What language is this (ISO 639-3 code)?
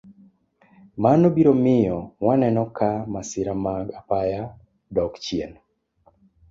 luo